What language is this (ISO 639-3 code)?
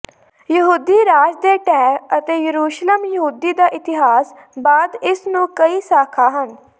pan